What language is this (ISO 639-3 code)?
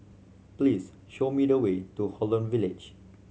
eng